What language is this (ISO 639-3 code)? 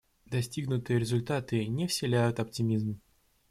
rus